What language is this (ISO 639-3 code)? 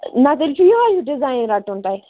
kas